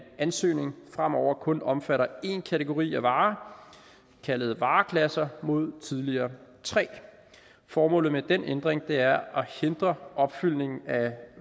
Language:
Danish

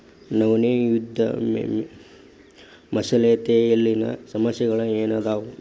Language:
Kannada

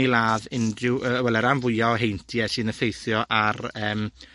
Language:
Welsh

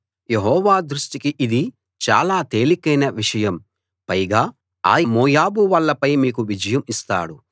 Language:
Telugu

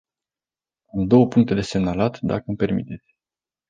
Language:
Romanian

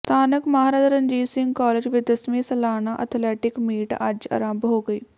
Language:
Punjabi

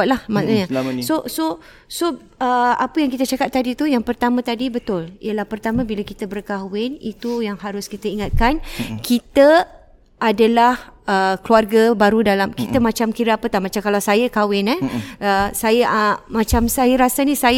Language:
Malay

